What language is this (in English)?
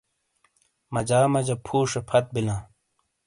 Shina